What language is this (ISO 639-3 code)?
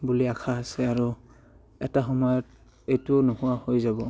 asm